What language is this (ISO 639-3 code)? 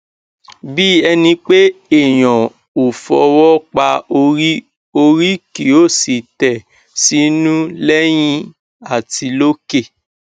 yor